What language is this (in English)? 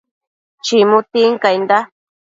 Matsés